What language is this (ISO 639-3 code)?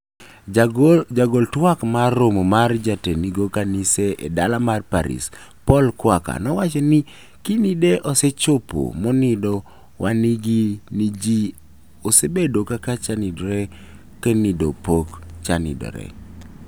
luo